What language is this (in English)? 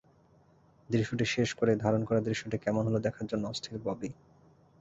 Bangla